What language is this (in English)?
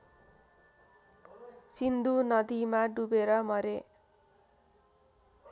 Nepali